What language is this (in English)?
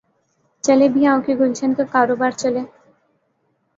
Urdu